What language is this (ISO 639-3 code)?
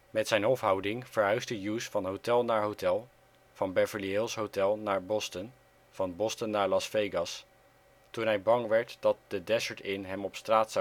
nld